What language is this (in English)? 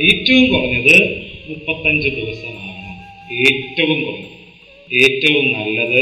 Malayalam